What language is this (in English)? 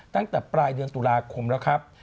Thai